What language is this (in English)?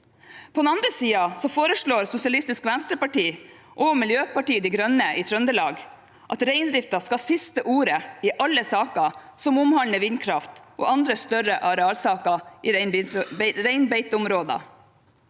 Norwegian